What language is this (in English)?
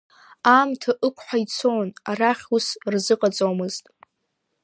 Abkhazian